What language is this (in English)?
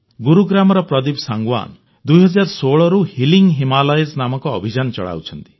Odia